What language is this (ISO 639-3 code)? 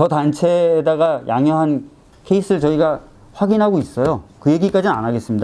kor